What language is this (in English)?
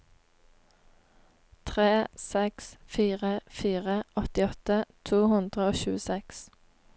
Norwegian